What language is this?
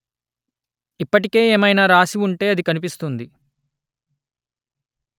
Telugu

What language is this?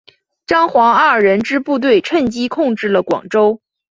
Chinese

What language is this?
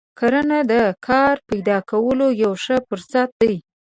Pashto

